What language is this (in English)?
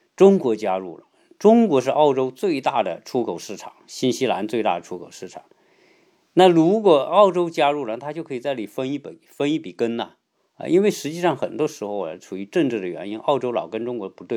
Chinese